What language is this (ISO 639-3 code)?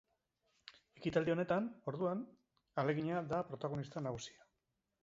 eus